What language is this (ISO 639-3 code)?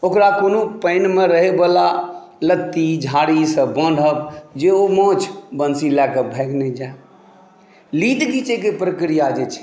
mai